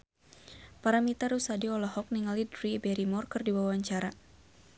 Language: Sundanese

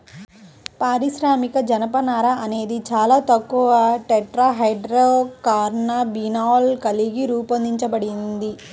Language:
Telugu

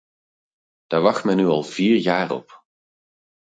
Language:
Dutch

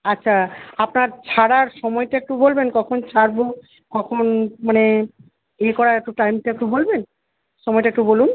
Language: Bangla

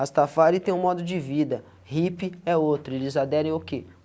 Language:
Portuguese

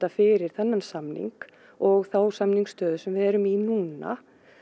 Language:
Icelandic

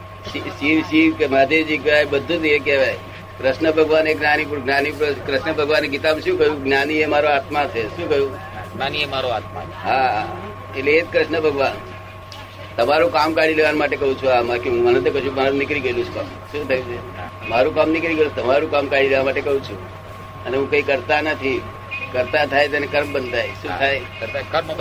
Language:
Gujarati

